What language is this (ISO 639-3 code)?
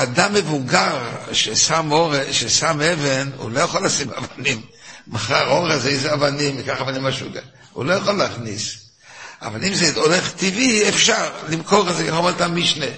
heb